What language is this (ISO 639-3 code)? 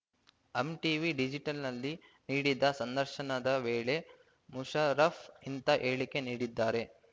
kan